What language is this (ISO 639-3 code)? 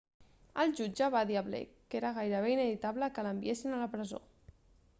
cat